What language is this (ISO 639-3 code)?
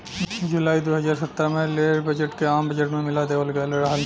bho